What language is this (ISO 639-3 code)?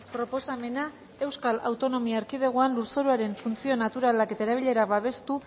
eus